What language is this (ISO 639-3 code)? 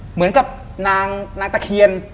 tha